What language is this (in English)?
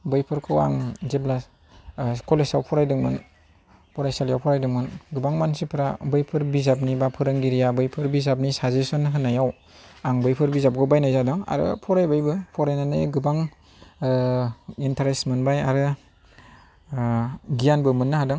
Bodo